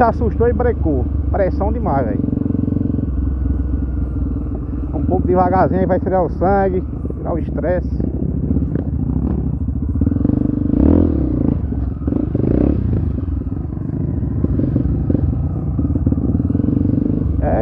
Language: Portuguese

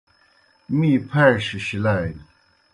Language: Kohistani Shina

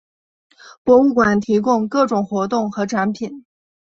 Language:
Chinese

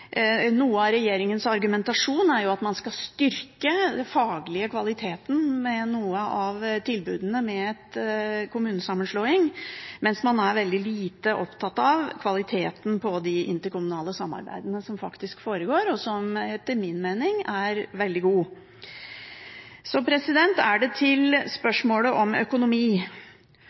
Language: Norwegian Bokmål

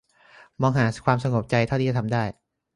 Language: Thai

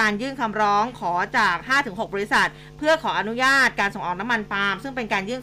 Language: Thai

